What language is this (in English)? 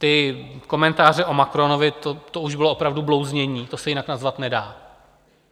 Czech